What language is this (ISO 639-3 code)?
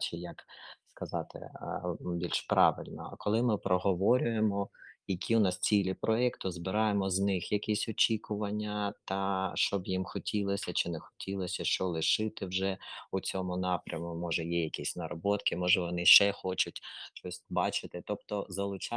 ukr